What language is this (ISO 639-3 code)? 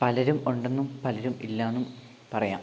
mal